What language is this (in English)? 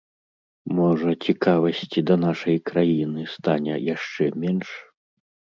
Belarusian